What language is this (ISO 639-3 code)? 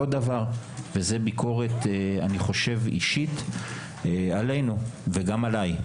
heb